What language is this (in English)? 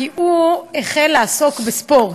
Hebrew